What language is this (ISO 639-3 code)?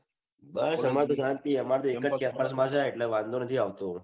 guj